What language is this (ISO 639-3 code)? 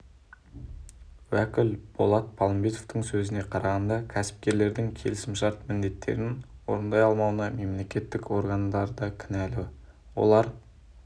kaz